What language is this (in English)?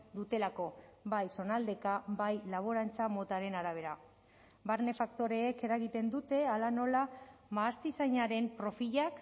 Basque